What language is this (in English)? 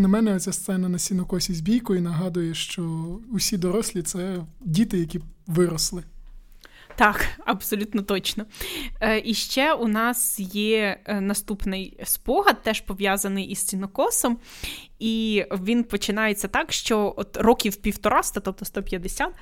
Ukrainian